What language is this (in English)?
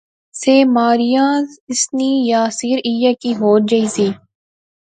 Pahari-Potwari